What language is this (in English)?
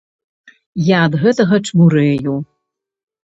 Belarusian